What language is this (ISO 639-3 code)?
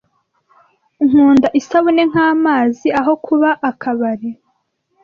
kin